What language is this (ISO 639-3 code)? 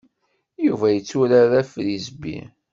kab